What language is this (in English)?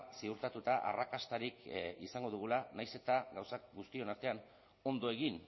Basque